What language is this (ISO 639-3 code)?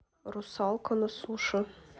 rus